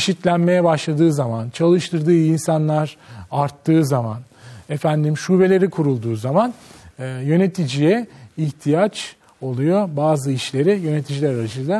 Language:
Turkish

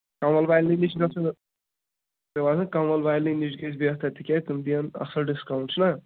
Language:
Kashmiri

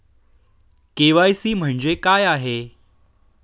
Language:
Marathi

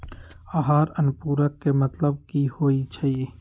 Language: Magahi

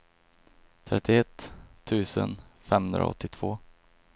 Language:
Swedish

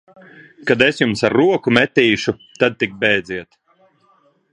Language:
Latvian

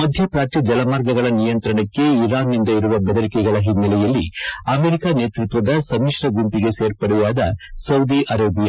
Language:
Kannada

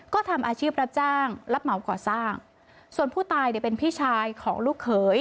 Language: Thai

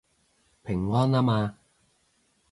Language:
Cantonese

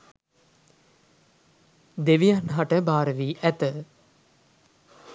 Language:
Sinhala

